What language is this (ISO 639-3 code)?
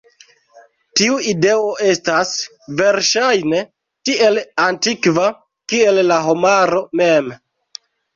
epo